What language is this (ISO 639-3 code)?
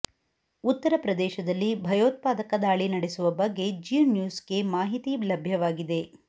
kan